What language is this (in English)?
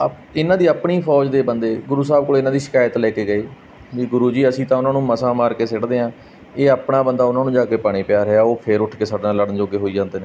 Punjabi